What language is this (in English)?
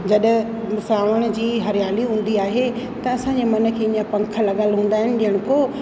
Sindhi